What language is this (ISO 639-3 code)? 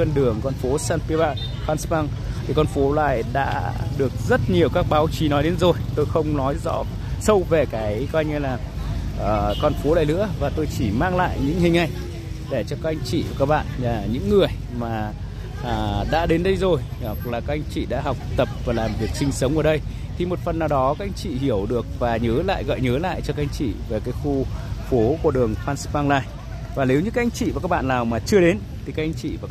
vie